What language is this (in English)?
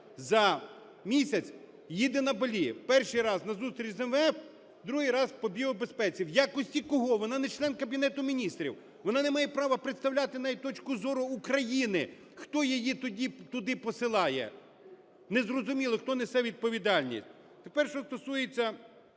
Ukrainian